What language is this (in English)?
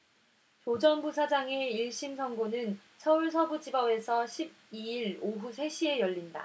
Korean